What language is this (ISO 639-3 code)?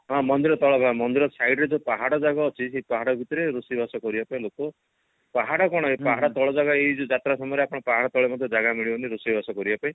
ori